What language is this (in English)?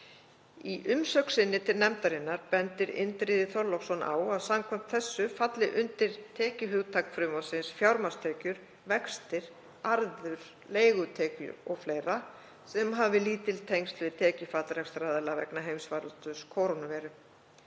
Icelandic